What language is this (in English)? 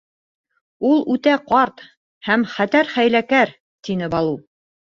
Bashkir